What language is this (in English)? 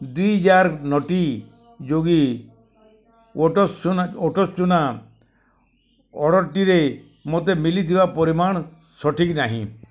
Odia